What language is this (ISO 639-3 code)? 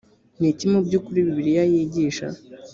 kin